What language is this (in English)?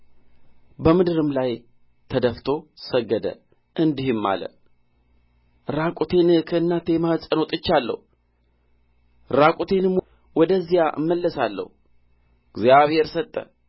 Amharic